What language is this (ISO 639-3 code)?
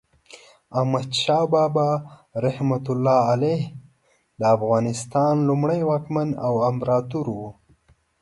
pus